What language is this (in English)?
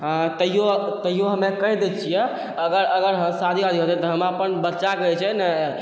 Maithili